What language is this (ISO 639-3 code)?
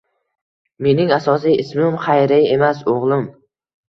uzb